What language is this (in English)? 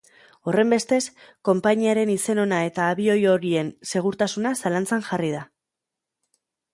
Basque